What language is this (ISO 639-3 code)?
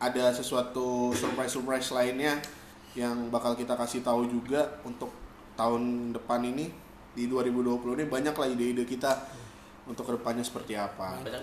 ind